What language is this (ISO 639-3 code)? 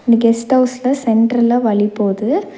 tam